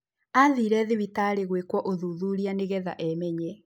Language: Kikuyu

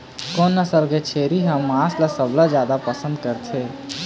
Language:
Chhattisgarhi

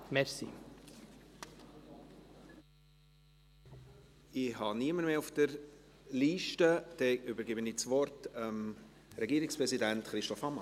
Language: Swiss German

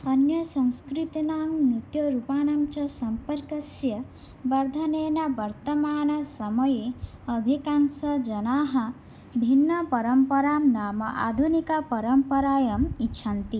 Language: Sanskrit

